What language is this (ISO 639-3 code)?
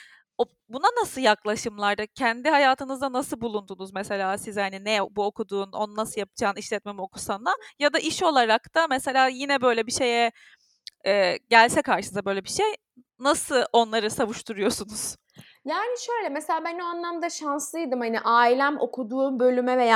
tur